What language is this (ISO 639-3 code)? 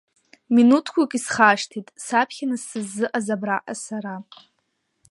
abk